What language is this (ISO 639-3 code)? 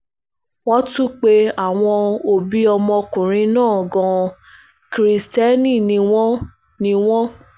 yor